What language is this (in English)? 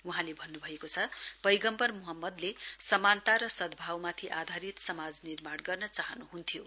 Nepali